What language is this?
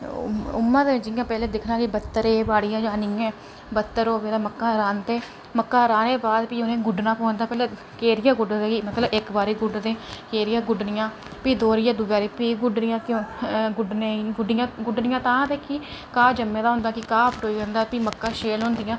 Dogri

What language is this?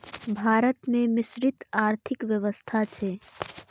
Maithili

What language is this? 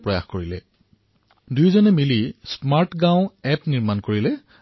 Assamese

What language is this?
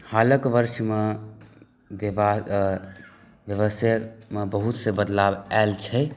Maithili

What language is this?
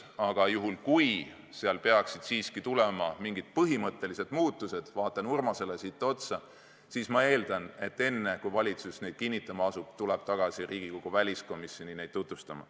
Estonian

